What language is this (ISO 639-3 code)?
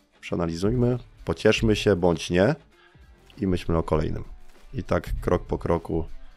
pol